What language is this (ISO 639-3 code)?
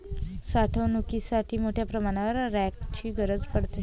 mar